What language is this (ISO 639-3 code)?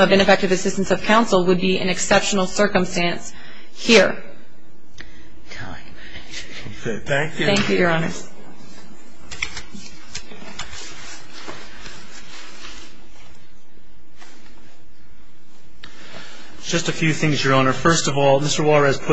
eng